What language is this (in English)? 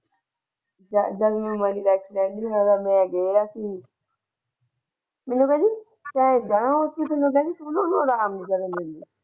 Punjabi